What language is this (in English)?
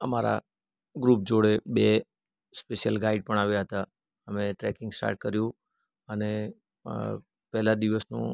Gujarati